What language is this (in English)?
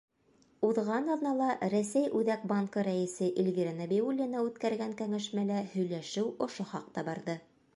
Bashkir